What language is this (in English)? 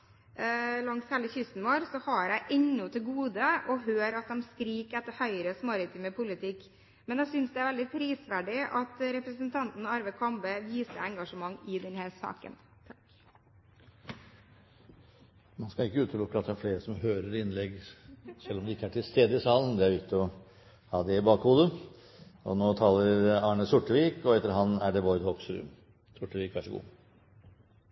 Norwegian Bokmål